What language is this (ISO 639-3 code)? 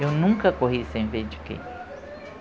por